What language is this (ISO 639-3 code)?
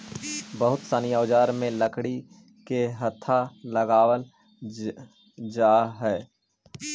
mag